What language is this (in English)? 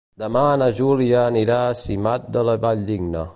Catalan